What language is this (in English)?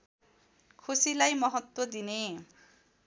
Nepali